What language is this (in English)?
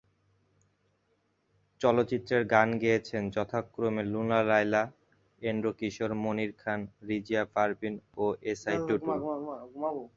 Bangla